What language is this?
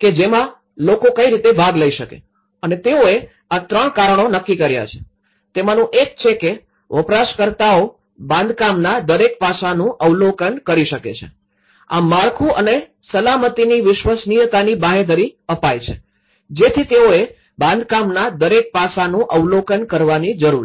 Gujarati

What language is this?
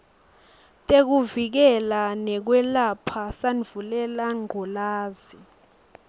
Swati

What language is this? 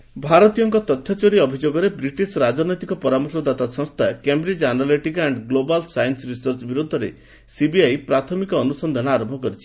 Odia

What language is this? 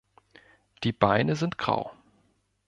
German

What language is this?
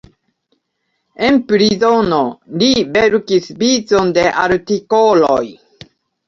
Esperanto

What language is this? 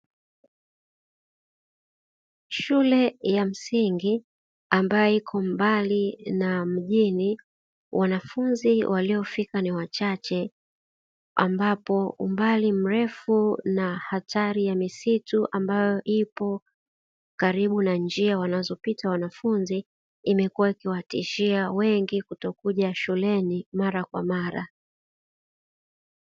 Swahili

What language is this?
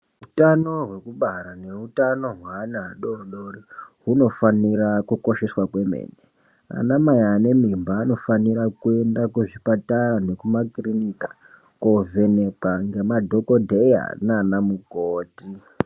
Ndau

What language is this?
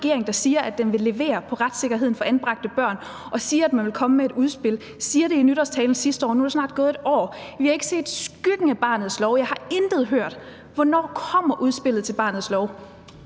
Danish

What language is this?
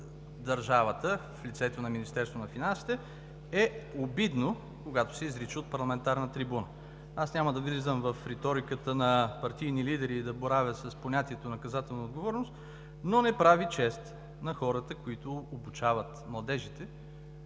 Bulgarian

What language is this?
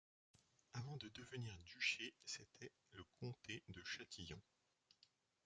French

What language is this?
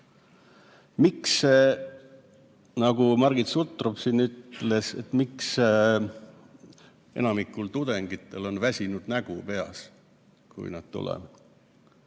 Estonian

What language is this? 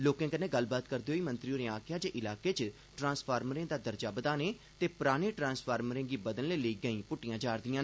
Dogri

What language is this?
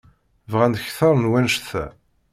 Kabyle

